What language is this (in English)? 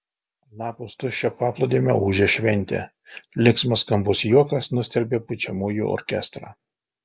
Lithuanian